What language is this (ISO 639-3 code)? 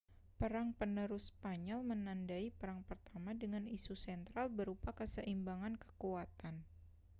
ind